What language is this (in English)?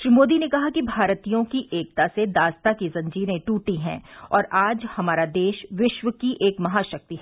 Hindi